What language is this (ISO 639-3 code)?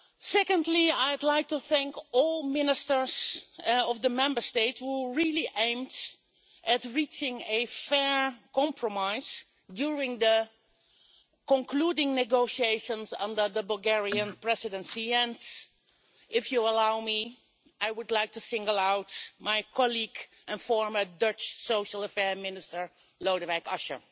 eng